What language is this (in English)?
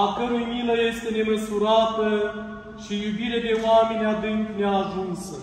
Romanian